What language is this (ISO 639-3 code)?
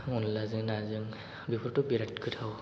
brx